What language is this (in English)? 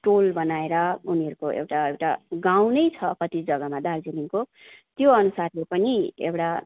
Nepali